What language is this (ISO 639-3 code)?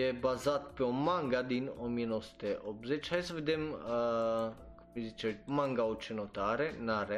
ron